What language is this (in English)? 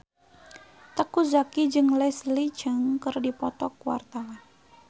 Sundanese